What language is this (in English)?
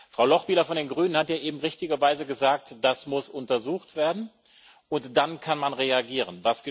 German